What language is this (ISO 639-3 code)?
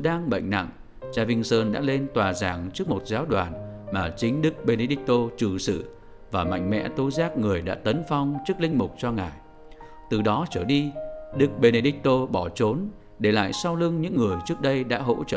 vie